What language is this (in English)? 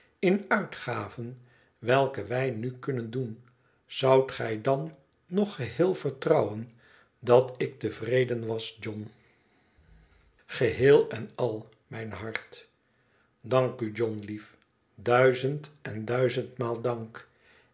Dutch